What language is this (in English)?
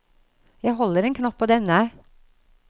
Norwegian